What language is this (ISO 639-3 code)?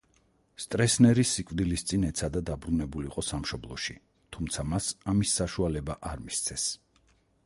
kat